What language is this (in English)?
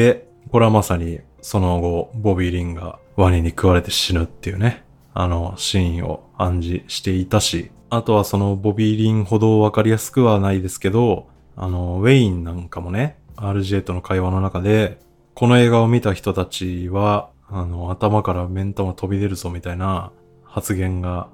Japanese